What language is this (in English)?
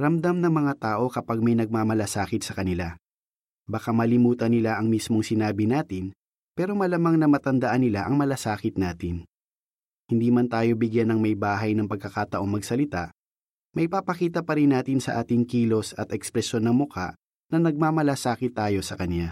Filipino